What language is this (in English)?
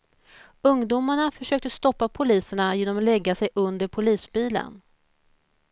Swedish